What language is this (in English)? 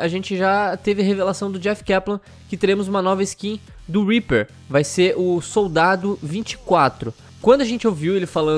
Portuguese